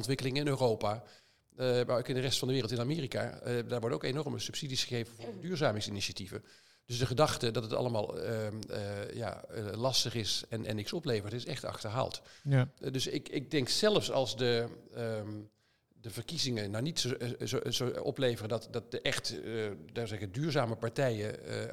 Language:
Dutch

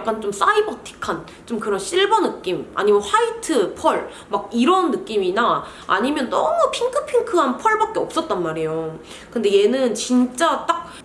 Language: Korean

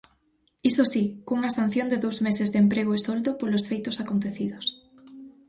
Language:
Galician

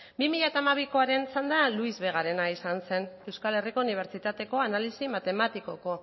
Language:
Basque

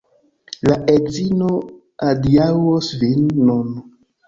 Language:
Esperanto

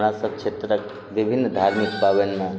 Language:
Maithili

